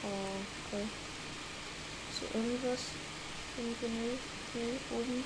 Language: German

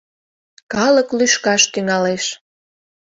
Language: Mari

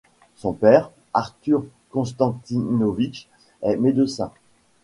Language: French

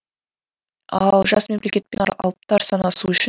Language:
Kazakh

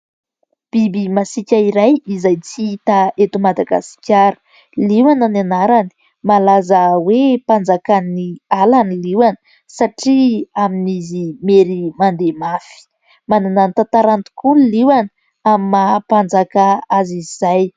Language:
Malagasy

